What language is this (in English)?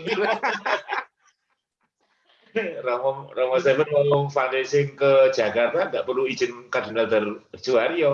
Indonesian